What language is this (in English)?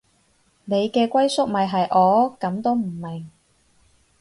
Cantonese